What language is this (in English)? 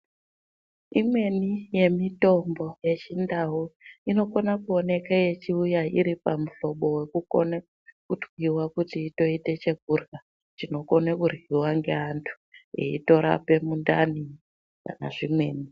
Ndau